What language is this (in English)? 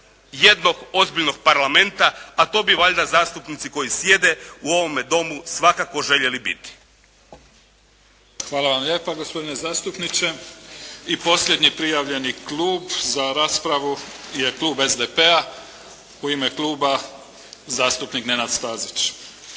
Croatian